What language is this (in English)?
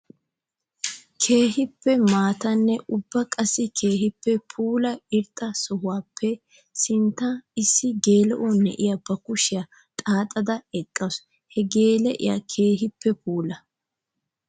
Wolaytta